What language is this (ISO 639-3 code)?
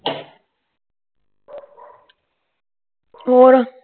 pan